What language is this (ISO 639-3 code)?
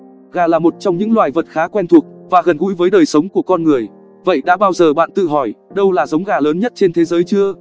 vie